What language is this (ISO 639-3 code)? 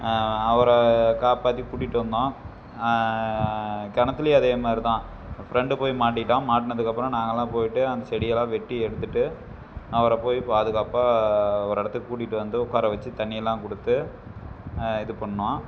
tam